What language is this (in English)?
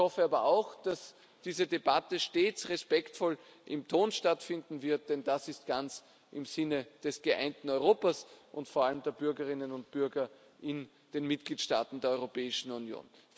German